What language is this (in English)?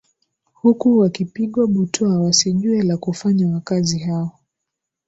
Swahili